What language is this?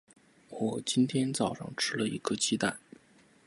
Chinese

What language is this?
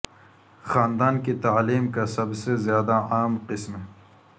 Urdu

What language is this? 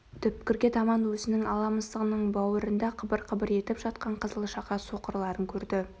Kazakh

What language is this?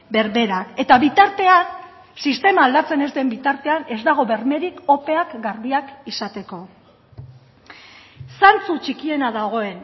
Basque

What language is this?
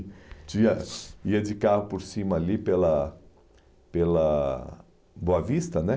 Portuguese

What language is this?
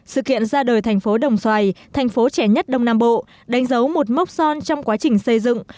Vietnamese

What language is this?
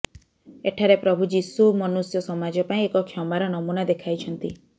Odia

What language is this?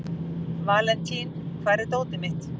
Icelandic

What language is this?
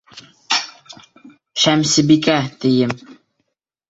Bashkir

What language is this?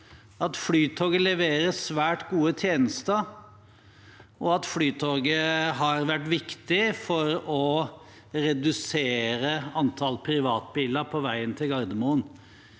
Norwegian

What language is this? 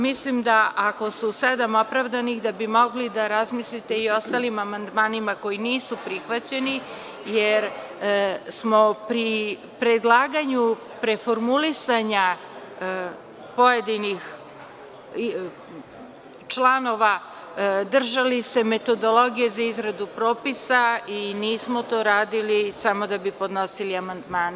Serbian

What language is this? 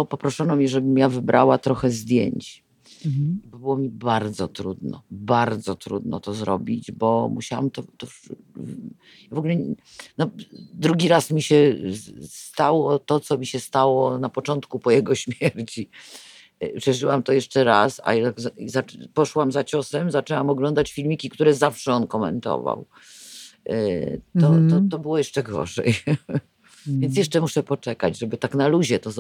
Polish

